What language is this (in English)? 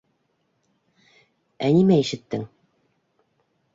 Bashkir